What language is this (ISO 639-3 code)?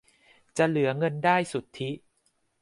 tha